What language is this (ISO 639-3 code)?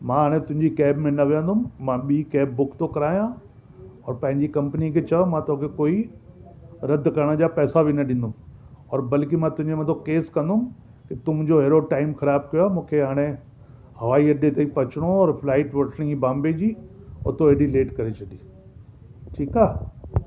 snd